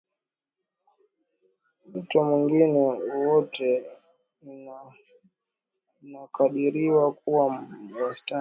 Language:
Swahili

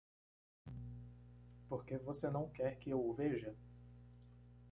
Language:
Portuguese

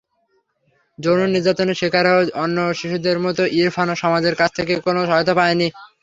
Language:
Bangla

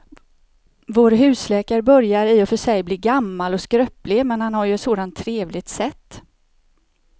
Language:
Swedish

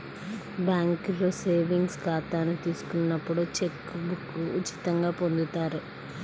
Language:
Telugu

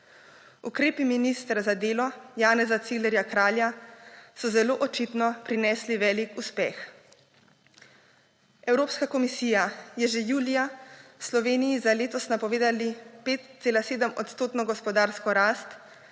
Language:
Slovenian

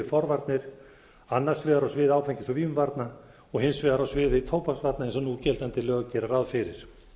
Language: Icelandic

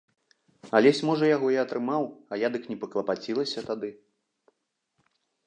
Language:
Belarusian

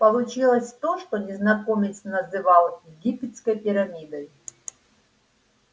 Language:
Russian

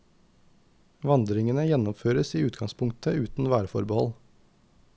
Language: Norwegian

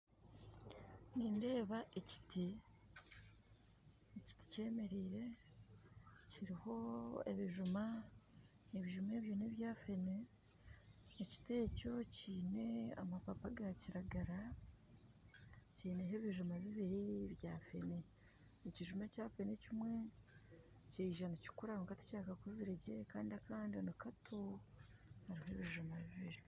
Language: Nyankole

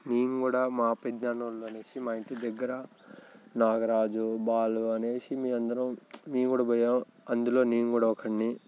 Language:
Telugu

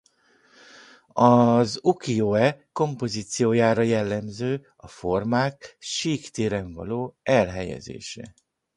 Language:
Hungarian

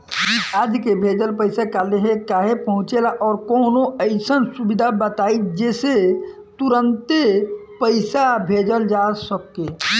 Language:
Bhojpuri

